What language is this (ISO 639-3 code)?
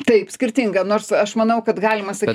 lit